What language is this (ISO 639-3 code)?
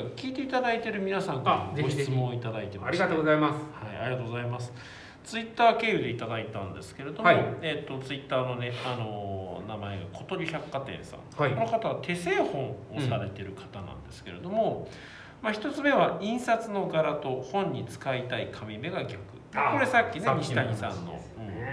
jpn